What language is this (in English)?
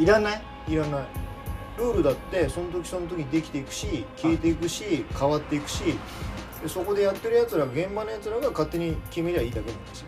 Japanese